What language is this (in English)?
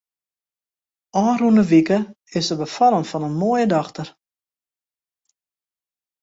Western Frisian